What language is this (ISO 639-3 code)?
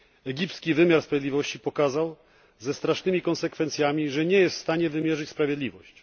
pol